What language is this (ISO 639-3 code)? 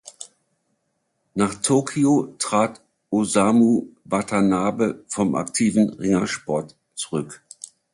deu